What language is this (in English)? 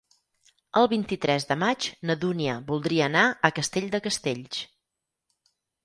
Catalan